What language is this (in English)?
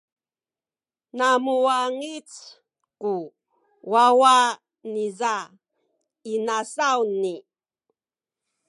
Sakizaya